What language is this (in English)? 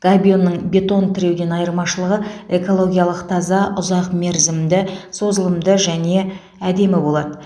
Kazakh